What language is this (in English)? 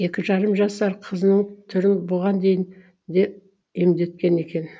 Kazakh